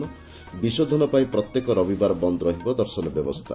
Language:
Odia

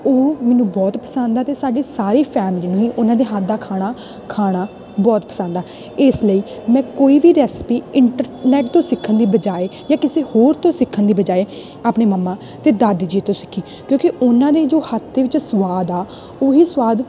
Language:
Punjabi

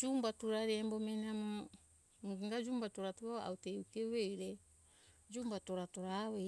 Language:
Hunjara-Kaina Ke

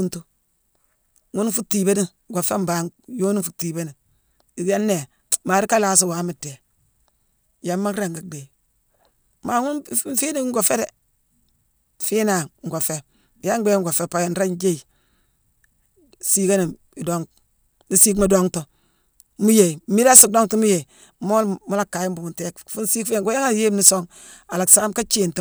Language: Mansoanka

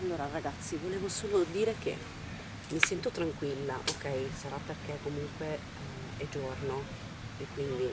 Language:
Italian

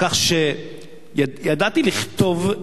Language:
Hebrew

